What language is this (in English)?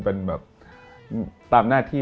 Thai